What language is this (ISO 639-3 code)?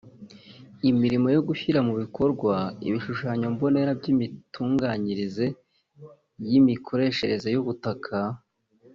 kin